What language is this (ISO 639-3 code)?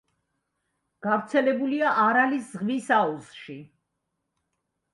kat